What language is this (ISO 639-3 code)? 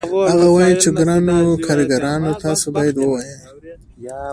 pus